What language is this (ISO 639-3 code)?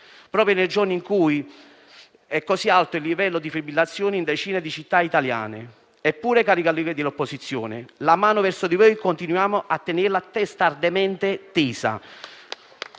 ita